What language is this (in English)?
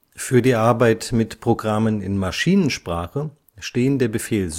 German